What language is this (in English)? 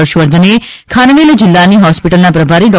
Gujarati